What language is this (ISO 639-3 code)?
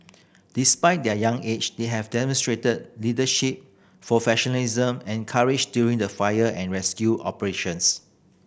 eng